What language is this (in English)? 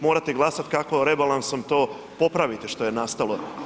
Croatian